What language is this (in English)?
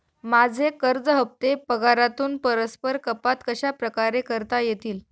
Marathi